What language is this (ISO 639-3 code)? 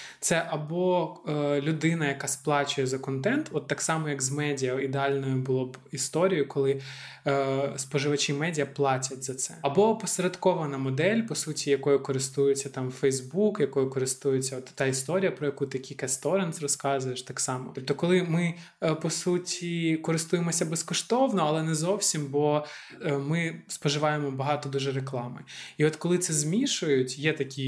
ukr